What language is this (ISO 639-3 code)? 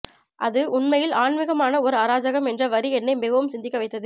tam